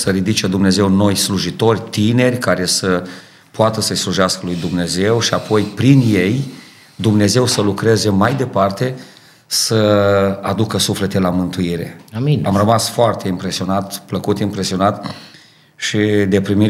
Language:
Romanian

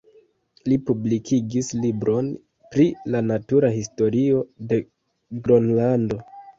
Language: Esperanto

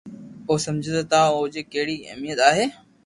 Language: Loarki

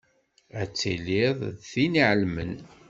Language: Kabyle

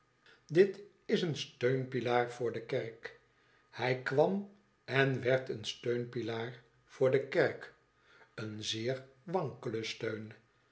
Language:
Dutch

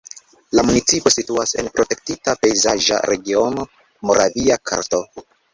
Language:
Esperanto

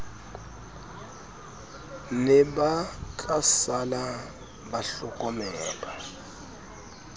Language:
Southern Sotho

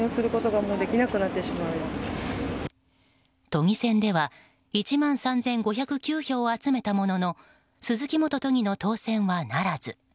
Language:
Japanese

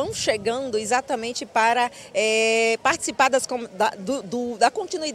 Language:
Portuguese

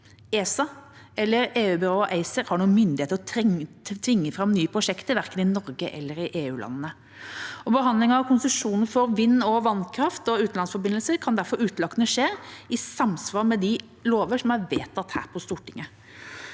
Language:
Norwegian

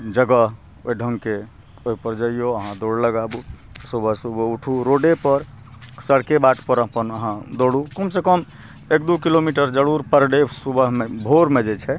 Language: Maithili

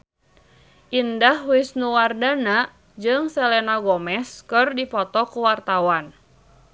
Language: Sundanese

